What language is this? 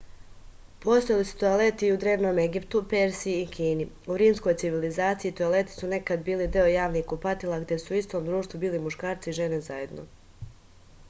Serbian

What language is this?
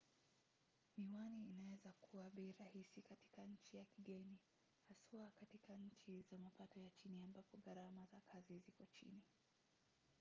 Swahili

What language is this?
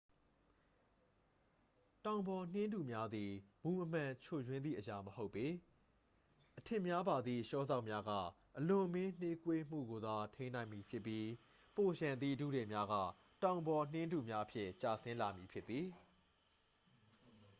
Burmese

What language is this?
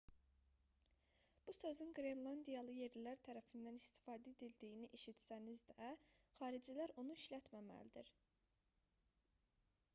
Azerbaijani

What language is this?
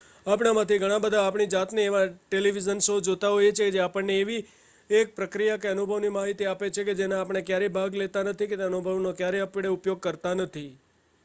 Gujarati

